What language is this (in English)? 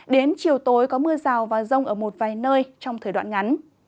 Vietnamese